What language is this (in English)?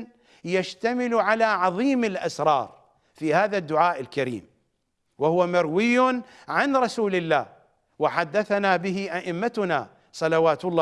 Arabic